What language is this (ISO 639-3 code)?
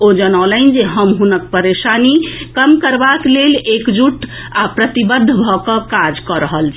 mai